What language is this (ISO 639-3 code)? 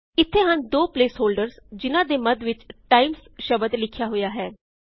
pan